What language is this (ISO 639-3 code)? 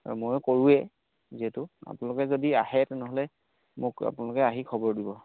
asm